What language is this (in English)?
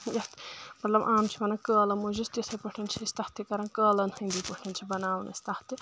Kashmiri